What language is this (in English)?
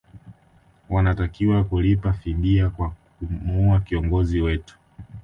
Swahili